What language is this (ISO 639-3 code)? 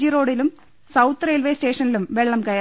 mal